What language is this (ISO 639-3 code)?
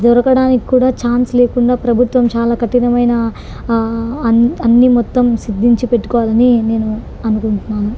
tel